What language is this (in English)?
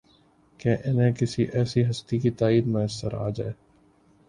Urdu